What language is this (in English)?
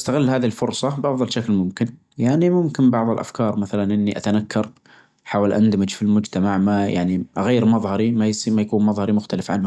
Najdi Arabic